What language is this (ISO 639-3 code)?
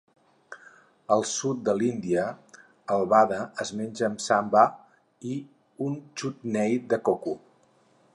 cat